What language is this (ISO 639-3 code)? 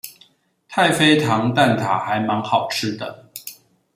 zho